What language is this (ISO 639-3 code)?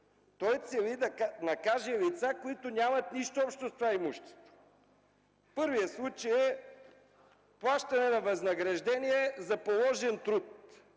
bul